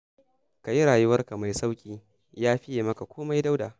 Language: Hausa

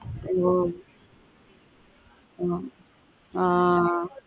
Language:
Tamil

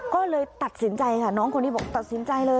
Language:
Thai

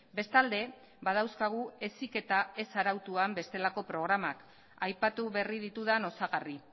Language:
Basque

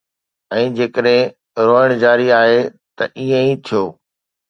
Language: Sindhi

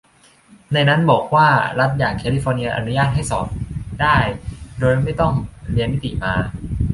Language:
Thai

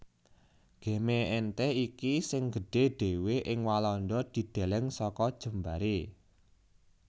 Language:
Javanese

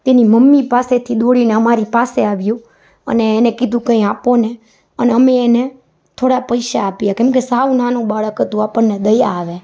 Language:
Gujarati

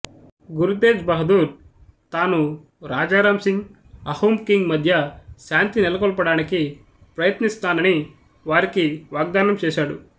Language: Telugu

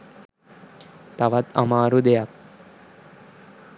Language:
Sinhala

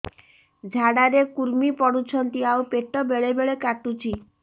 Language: Odia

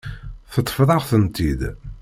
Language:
Kabyle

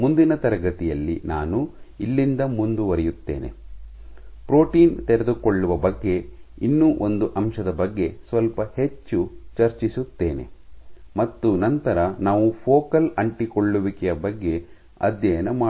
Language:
Kannada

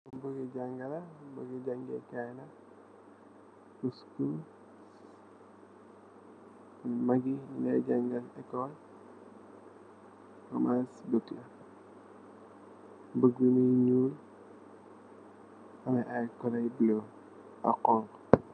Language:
Wolof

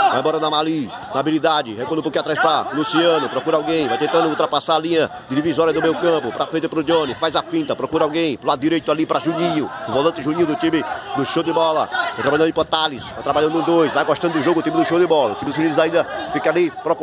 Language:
Portuguese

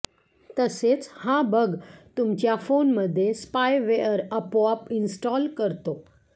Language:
Marathi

